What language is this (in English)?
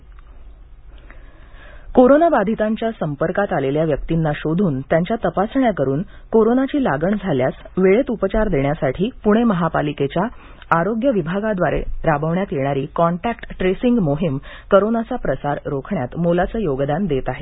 Marathi